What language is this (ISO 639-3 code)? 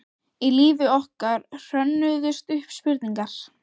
isl